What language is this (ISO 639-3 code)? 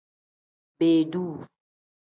kdh